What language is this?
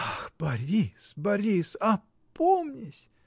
Russian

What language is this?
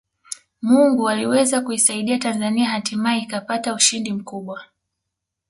Swahili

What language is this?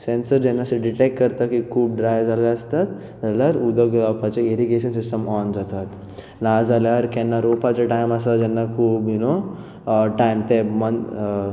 Konkani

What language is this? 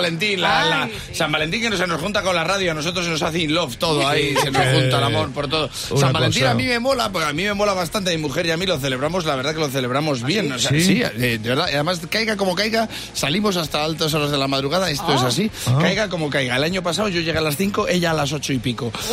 Spanish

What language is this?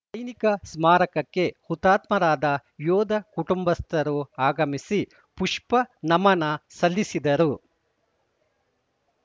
Kannada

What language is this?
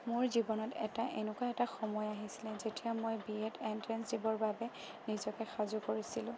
Assamese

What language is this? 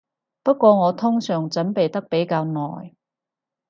Cantonese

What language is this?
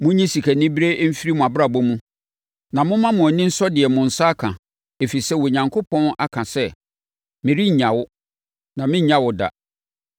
Akan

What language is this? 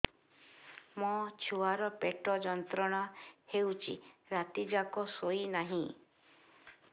Odia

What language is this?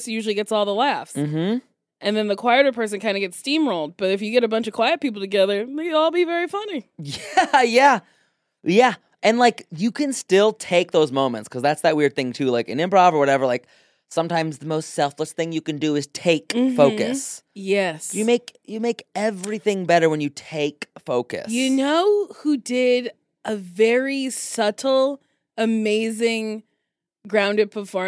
English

